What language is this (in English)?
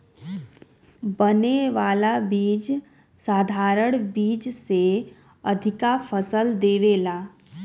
Bhojpuri